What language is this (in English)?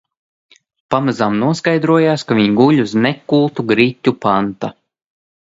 Latvian